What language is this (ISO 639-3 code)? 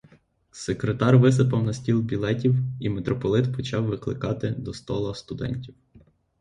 ukr